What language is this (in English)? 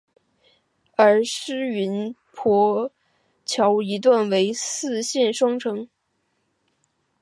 Chinese